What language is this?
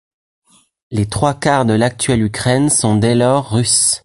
French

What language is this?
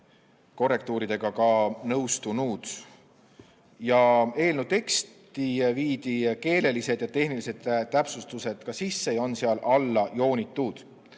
Estonian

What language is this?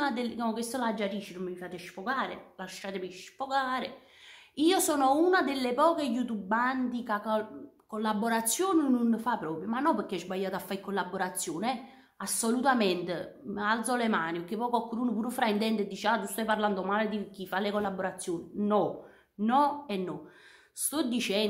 Italian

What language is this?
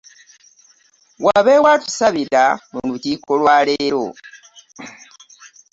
Ganda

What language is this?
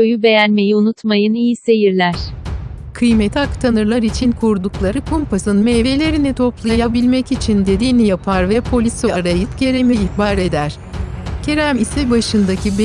Turkish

